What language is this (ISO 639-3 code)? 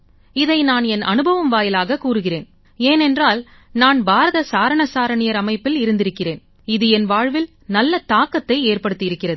tam